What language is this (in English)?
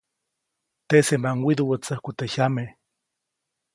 Copainalá Zoque